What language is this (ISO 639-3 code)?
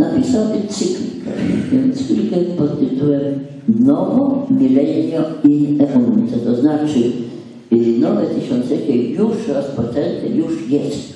pol